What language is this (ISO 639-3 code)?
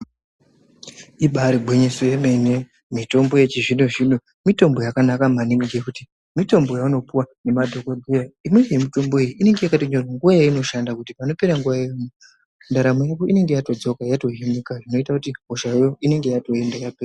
ndc